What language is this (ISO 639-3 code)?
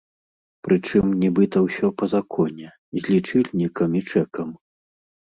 bel